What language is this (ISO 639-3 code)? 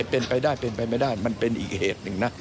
tha